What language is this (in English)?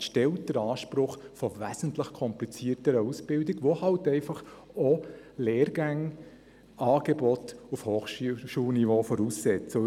Swiss German